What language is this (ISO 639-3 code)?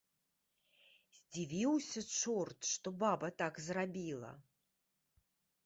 bel